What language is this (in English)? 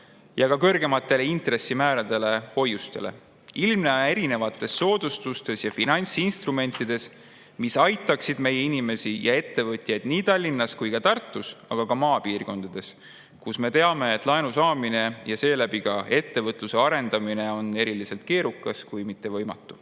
Estonian